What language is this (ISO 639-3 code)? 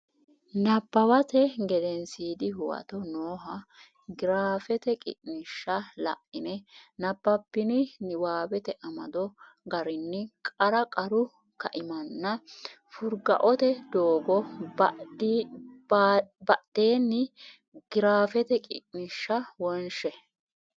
sid